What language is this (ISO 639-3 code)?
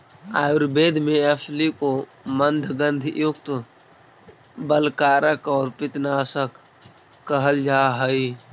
mag